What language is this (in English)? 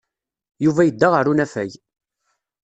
Kabyle